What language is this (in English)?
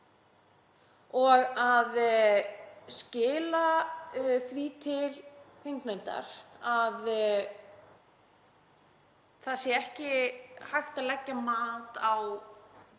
Icelandic